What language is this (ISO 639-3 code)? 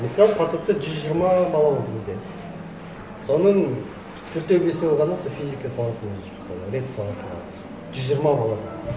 kaz